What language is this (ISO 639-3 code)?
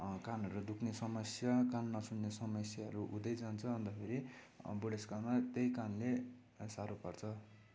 nep